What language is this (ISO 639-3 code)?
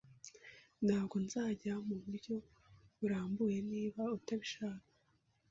kin